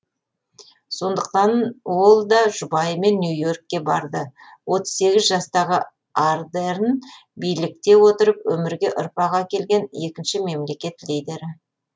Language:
Kazakh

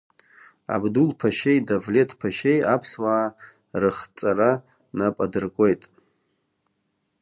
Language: Abkhazian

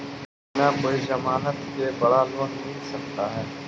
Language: Magahi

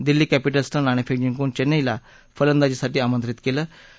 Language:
Marathi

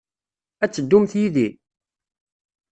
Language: Kabyle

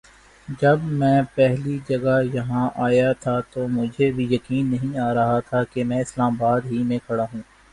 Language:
Urdu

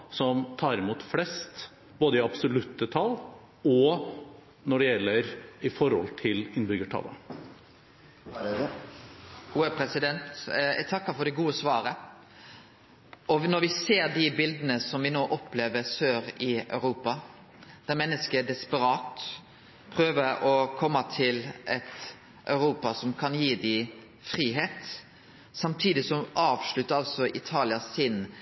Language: Norwegian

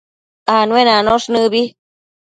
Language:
Matsés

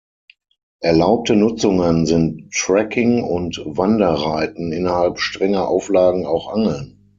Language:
German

